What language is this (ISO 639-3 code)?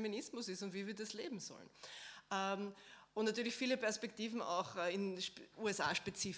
deu